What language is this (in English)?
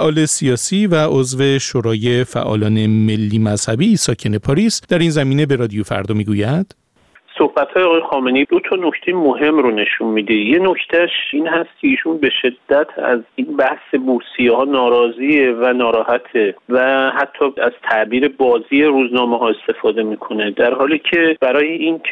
Persian